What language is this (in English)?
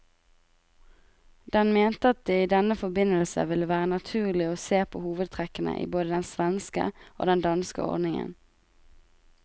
Norwegian